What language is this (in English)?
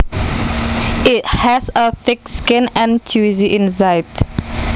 Javanese